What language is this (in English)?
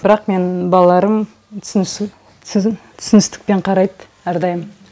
Kazakh